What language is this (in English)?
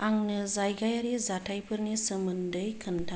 Bodo